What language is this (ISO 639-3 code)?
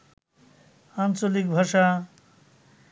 ben